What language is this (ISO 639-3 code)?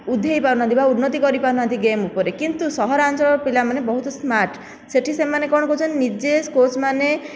ori